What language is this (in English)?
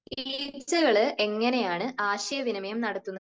Malayalam